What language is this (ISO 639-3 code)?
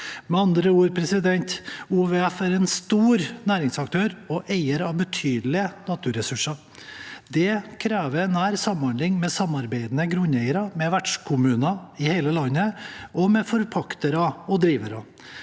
nor